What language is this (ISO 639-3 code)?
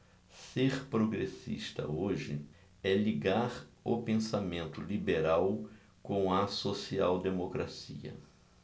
por